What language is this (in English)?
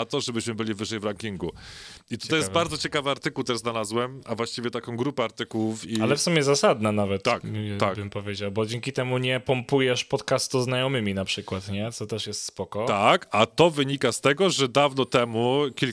Polish